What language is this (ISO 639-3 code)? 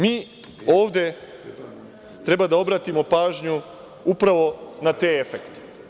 srp